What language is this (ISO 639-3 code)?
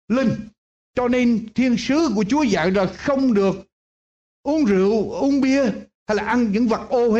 vie